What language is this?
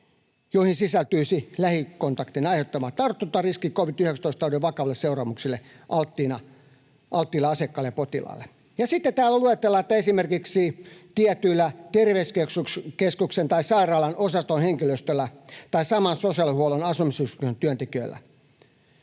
Finnish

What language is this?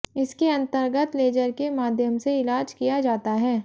Hindi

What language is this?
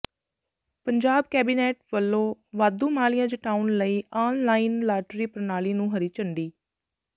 Punjabi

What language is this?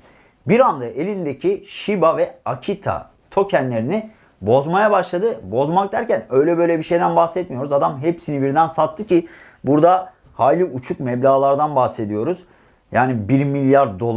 Turkish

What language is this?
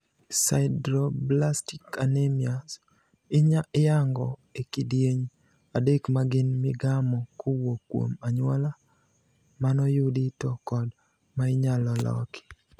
Luo (Kenya and Tanzania)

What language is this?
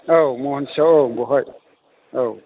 Bodo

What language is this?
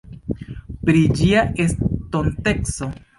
Esperanto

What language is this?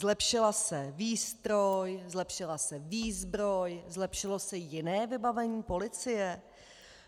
Czech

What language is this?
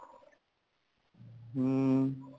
Punjabi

